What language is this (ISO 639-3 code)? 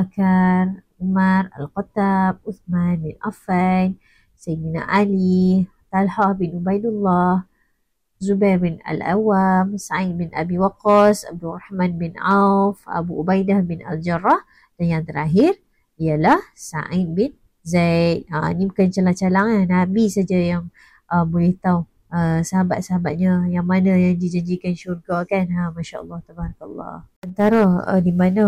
msa